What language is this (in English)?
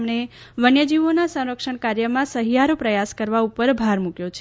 Gujarati